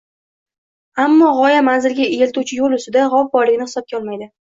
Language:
Uzbek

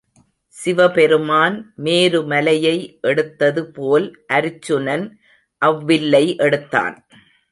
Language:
Tamil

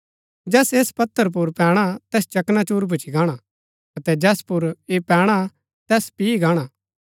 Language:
Gaddi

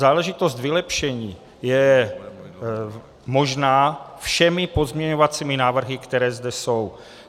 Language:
Czech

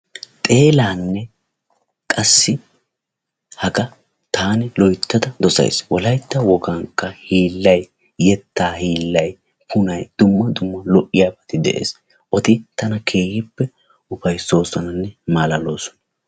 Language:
Wolaytta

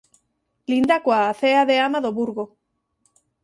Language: Galician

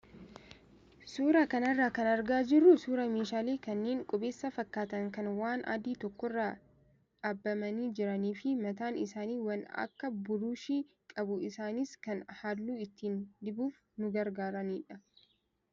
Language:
Oromo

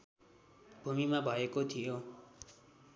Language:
Nepali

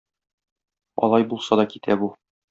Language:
Tatar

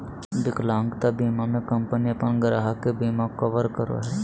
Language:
Magahi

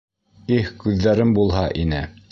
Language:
Bashkir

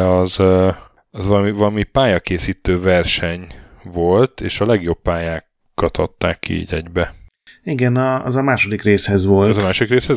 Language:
Hungarian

